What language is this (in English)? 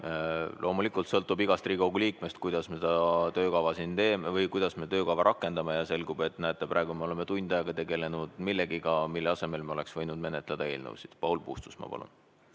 Estonian